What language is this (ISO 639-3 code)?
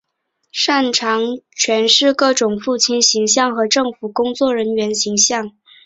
zho